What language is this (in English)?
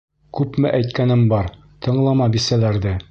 Bashkir